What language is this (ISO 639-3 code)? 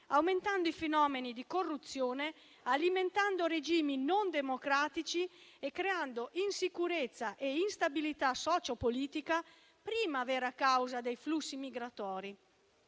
ita